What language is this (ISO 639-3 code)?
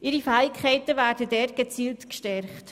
gsw